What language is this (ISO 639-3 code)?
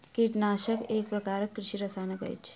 mai